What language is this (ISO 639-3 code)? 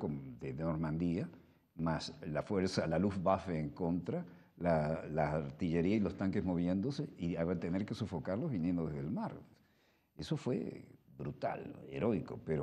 spa